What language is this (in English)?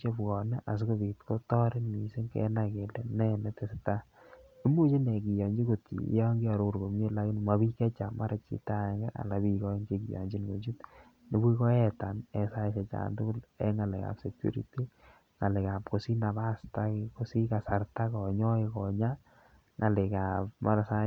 Kalenjin